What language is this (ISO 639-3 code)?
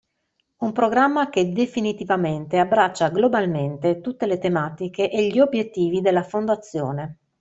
ita